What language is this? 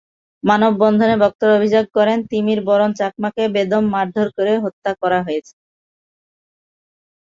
Bangla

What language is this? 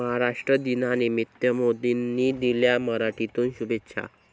Marathi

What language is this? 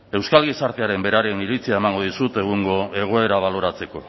Basque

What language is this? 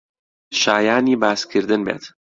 Central Kurdish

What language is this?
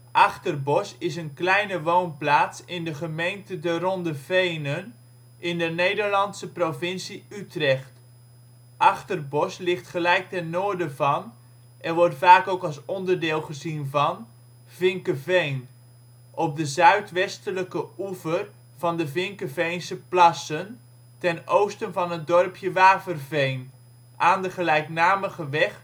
Dutch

